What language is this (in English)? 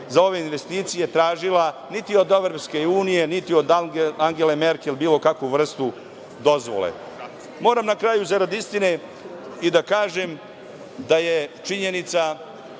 Serbian